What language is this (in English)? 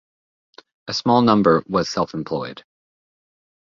English